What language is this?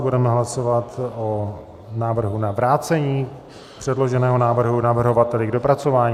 Czech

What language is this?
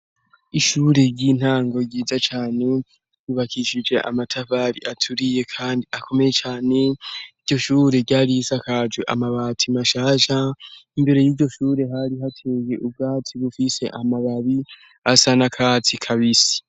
Rundi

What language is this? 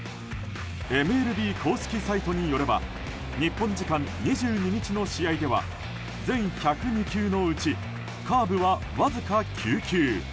Japanese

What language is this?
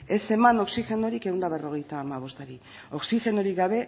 Basque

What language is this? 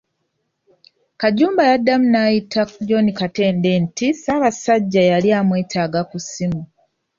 Ganda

